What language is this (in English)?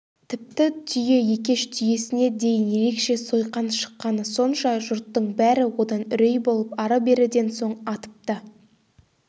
Kazakh